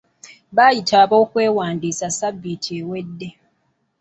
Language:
Ganda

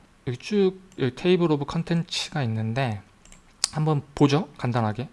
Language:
Korean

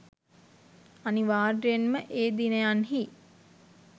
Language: Sinhala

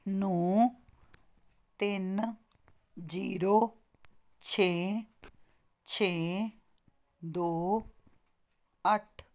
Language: Punjabi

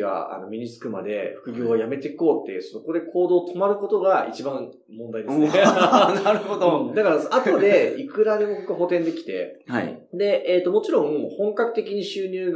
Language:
Japanese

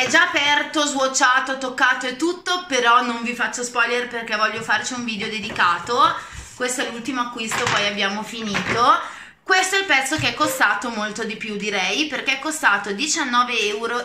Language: Italian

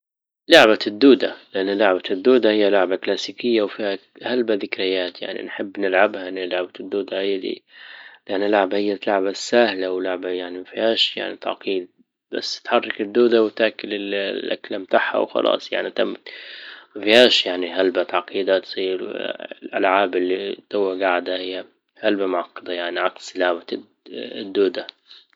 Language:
Libyan Arabic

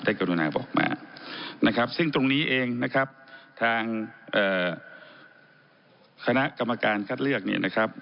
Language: Thai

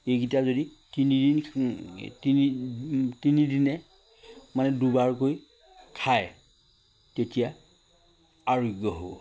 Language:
Assamese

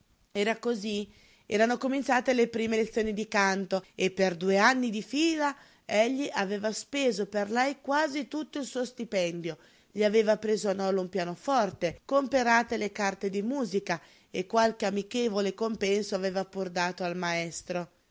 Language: Italian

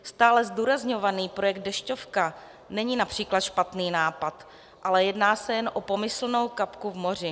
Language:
Czech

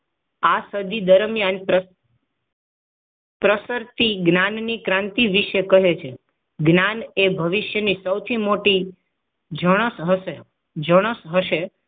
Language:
Gujarati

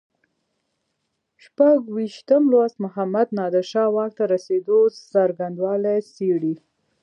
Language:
Pashto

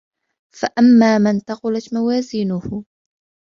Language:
Arabic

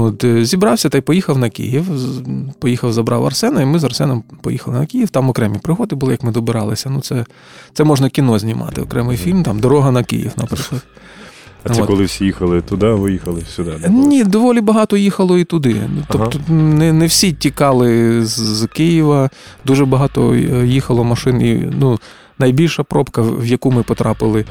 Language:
Ukrainian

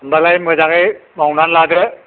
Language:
Bodo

